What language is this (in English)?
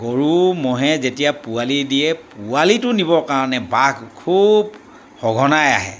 Assamese